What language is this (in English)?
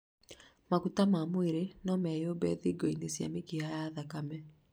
Kikuyu